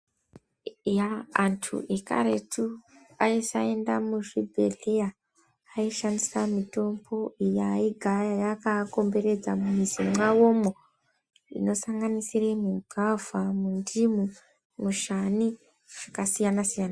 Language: Ndau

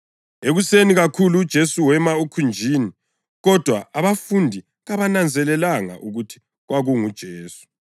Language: North Ndebele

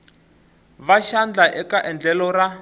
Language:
Tsonga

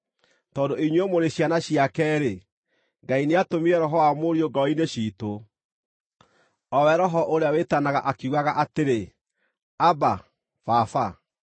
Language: Kikuyu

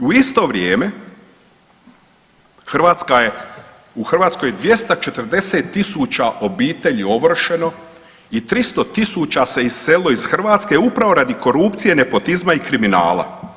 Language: Croatian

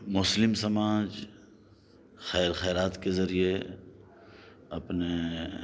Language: Urdu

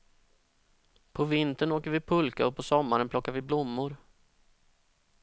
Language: Swedish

